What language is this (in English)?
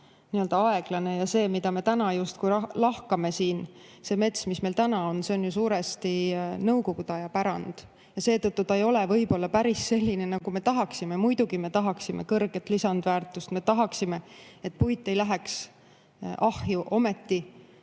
Estonian